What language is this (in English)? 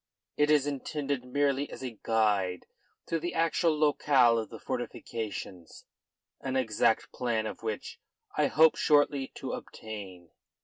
English